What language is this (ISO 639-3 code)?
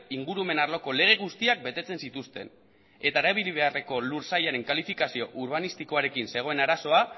eus